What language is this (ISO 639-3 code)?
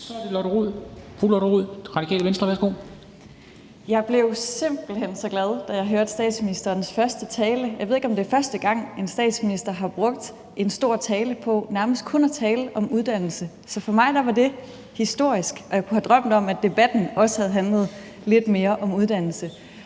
dan